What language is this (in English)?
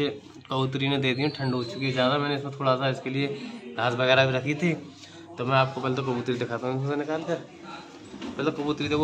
Hindi